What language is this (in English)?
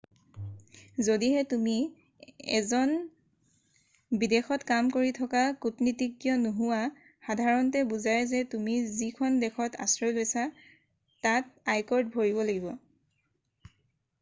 Assamese